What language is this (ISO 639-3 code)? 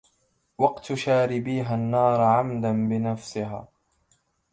ara